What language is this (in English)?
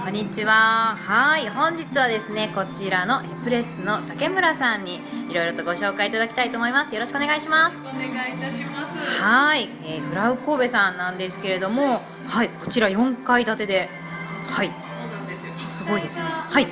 Japanese